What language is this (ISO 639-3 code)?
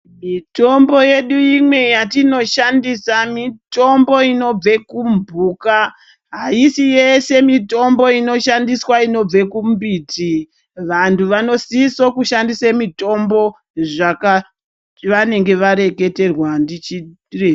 ndc